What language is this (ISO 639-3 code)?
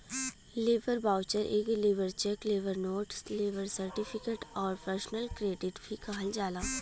bho